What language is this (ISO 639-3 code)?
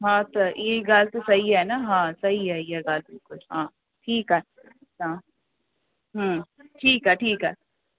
snd